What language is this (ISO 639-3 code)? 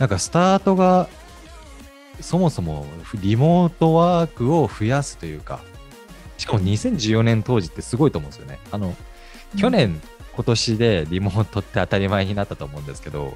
jpn